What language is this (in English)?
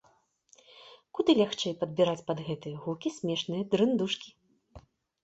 Belarusian